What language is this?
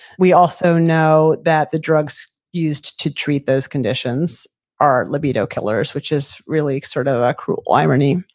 English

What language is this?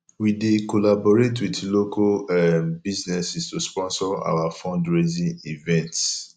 Nigerian Pidgin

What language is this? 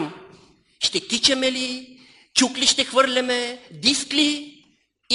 Bulgarian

